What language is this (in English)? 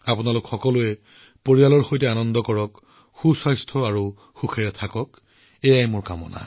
Assamese